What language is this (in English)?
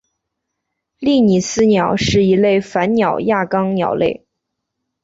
Chinese